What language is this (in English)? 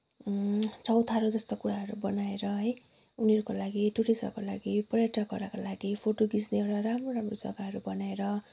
Nepali